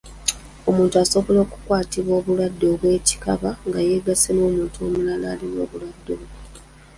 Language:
Ganda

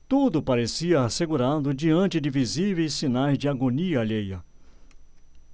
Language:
Portuguese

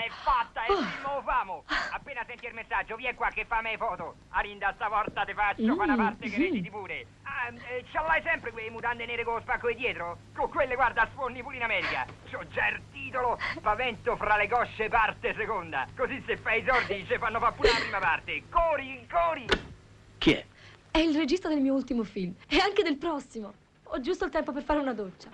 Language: Italian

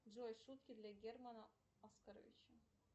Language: Russian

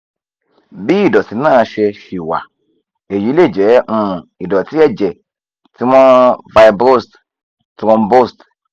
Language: Yoruba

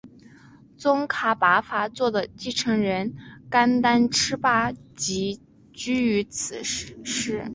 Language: Chinese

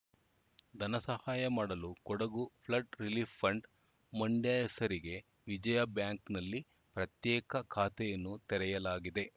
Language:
Kannada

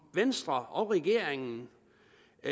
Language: Danish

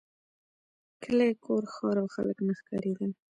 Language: Pashto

